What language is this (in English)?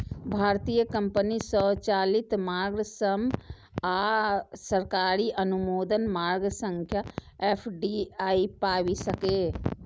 Maithili